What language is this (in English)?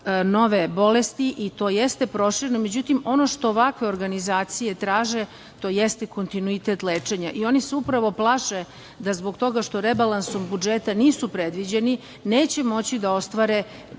Serbian